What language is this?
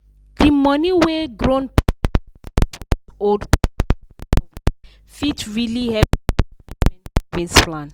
Nigerian Pidgin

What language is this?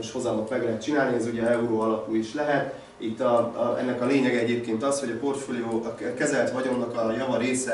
Hungarian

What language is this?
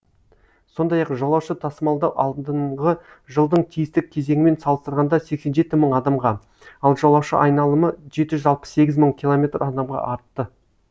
Kazakh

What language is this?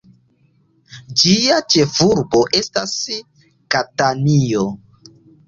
Esperanto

